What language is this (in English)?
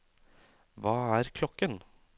Norwegian